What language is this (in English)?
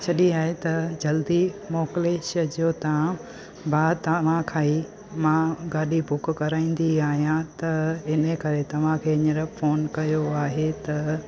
Sindhi